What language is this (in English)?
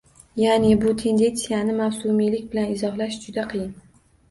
Uzbek